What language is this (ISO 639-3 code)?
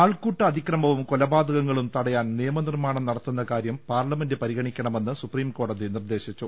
mal